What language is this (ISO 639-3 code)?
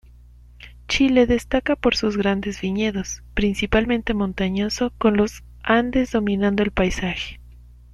spa